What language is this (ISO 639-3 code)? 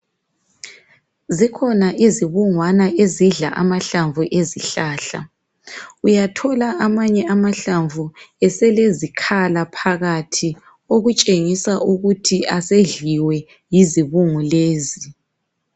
nde